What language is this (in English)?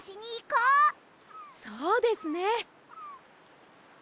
Japanese